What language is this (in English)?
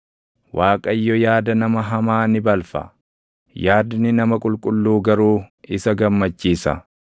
Oromo